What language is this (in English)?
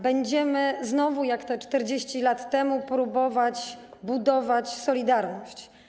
Polish